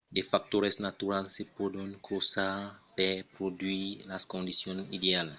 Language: Occitan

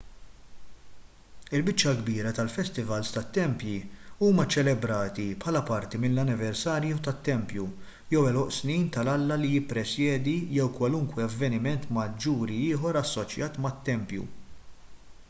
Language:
Maltese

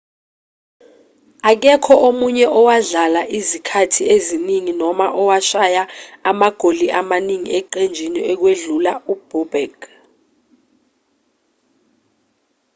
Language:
Zulu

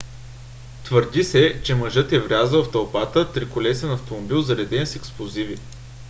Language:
Bulgarian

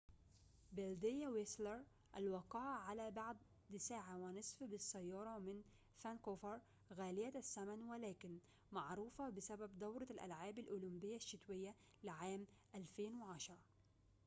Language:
Arabic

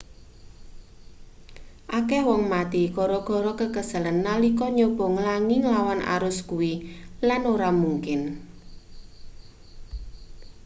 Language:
Javanese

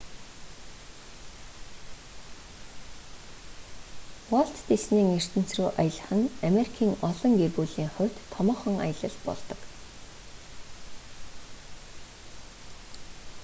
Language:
Mongolian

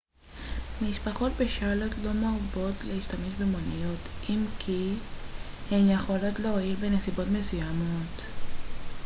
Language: Hebrew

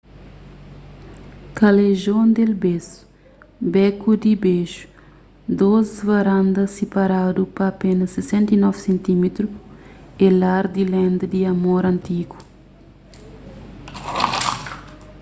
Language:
Kabuverdianu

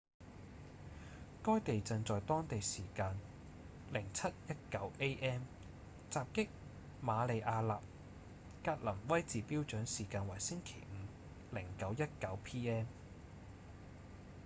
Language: Cantonese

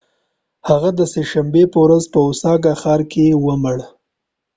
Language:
Pashto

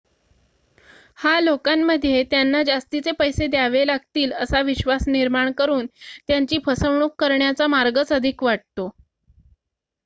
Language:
Marathi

